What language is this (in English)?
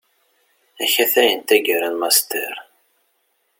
Kabyle